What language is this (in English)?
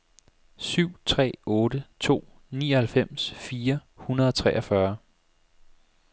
Danish